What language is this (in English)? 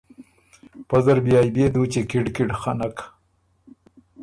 Ormuri